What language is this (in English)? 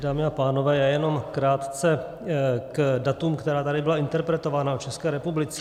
Czech